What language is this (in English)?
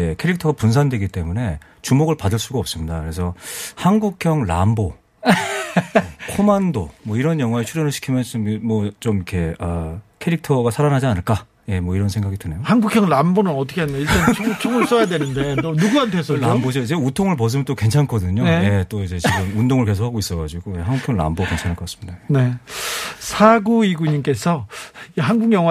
Korean